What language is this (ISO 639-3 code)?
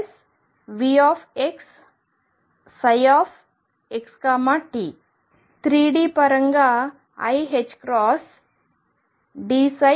tel